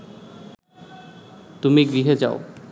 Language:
Bangla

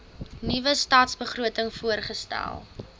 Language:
Afrikaans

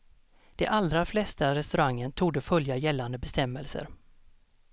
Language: Swedish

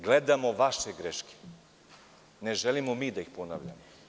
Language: Serbian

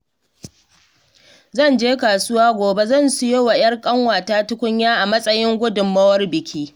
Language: Hausa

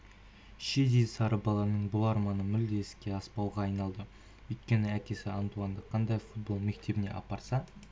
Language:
Kazakh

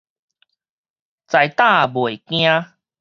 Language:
Min Nan Chinese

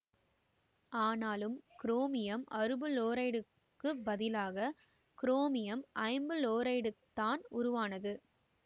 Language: Tamil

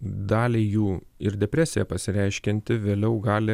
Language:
Lithuanian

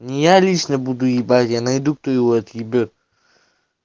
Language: Russian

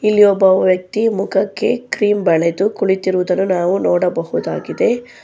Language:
Kannada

